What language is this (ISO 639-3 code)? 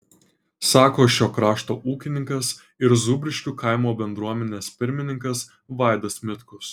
lit